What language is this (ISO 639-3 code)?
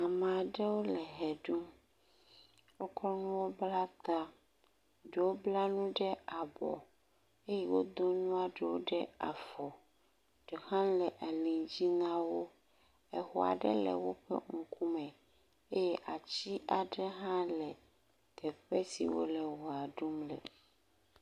ewe